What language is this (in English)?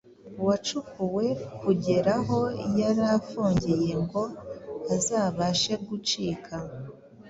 Kinyarwanda